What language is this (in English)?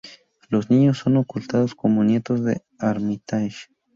Spanish